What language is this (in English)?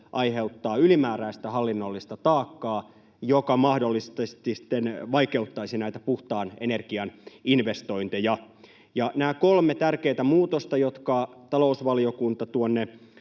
Finnish